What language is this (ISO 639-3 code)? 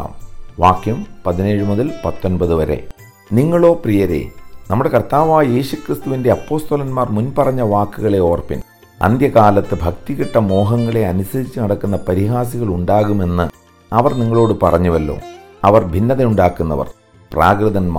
mal